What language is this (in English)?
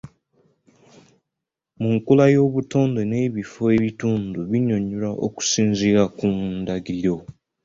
Ganda